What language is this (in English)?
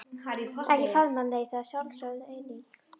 Icelandic